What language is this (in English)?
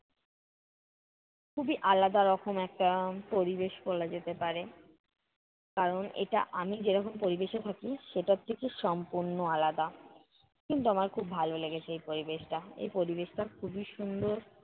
Bangla